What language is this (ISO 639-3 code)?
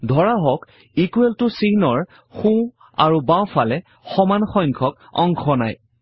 asm